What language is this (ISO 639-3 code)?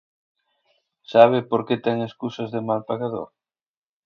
glg